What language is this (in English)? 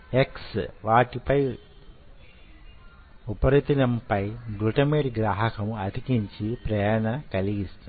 Telugu